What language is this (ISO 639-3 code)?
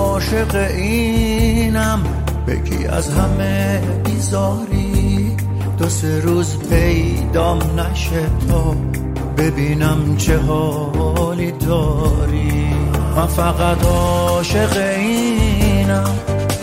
fas